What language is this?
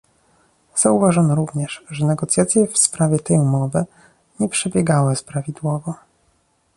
Polish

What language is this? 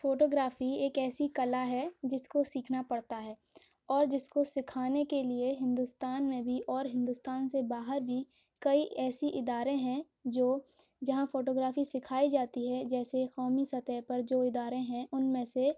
Urdu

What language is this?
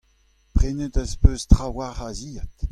Breton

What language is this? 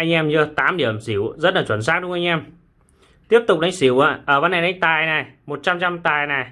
Vietnamese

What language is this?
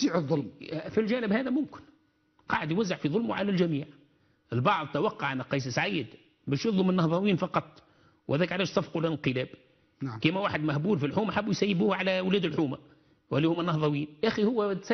Arabic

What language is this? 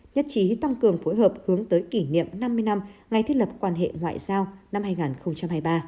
Vietnamese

